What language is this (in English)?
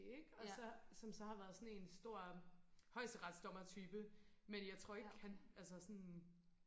Danish